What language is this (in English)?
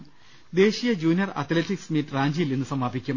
Malayalam